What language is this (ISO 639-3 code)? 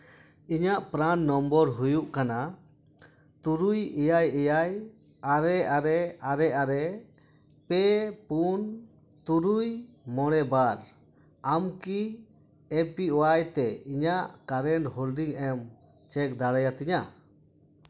sat